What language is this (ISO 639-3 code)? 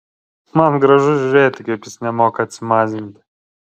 lit